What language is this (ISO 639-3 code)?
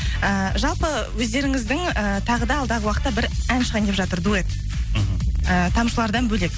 kaz